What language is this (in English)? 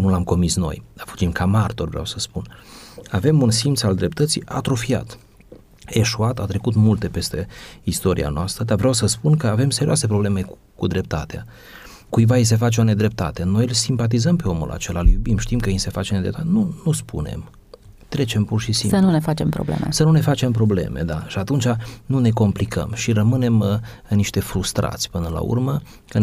Romanian